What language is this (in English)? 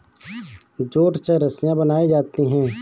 Hindi